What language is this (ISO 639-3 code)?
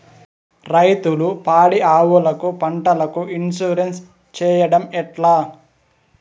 tel